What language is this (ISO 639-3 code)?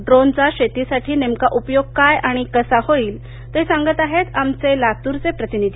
mar